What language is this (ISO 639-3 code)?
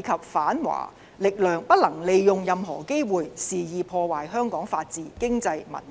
yue